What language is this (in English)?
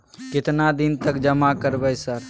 Maithili